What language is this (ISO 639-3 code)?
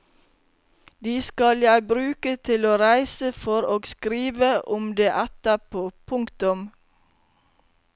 nor